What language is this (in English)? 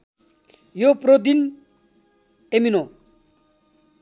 Nepali